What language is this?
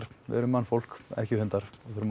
Icelandic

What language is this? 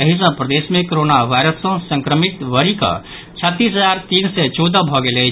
Maithili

